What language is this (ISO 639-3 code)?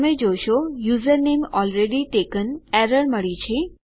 guj